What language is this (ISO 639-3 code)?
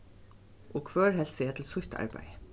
fao